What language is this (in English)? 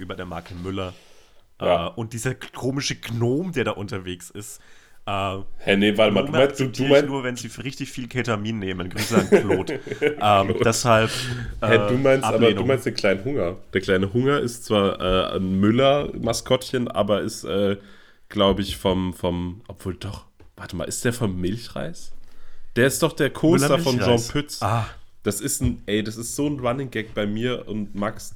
German